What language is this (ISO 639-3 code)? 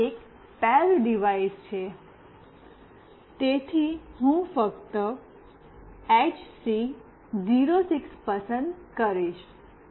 guj